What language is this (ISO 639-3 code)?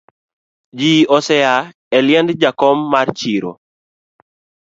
luo